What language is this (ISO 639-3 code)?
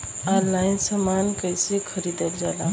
bho